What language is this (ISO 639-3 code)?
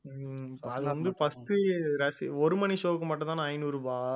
tam